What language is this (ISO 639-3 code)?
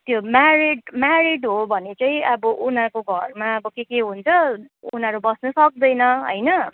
nep